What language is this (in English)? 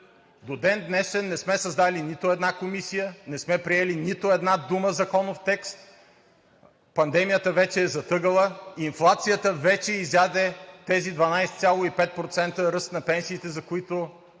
Bulgarian